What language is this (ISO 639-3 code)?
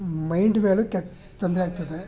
kan